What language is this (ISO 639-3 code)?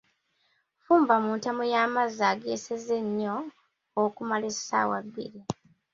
lug